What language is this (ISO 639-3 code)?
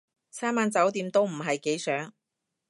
yue